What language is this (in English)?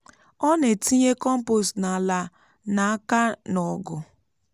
Igbo